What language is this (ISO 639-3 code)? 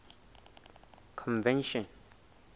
sot